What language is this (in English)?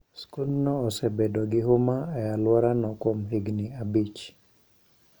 Luo (Kenya and Tanzania)